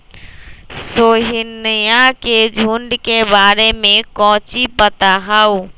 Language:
Magahi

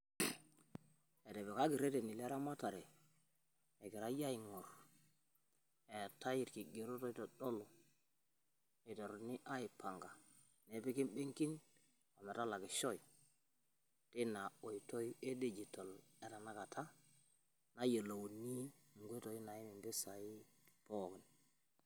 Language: Masai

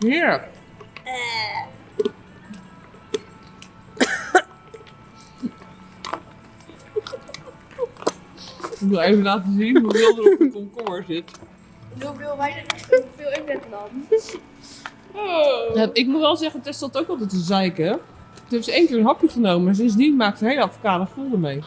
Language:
Dutch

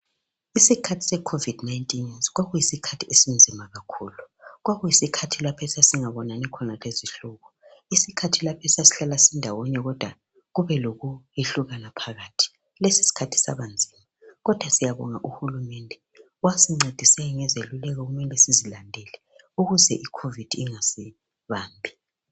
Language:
North Ndebele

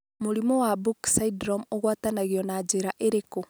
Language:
Kikuyu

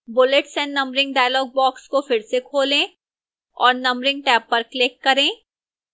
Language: Hindi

